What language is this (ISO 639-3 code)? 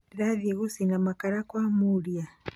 kik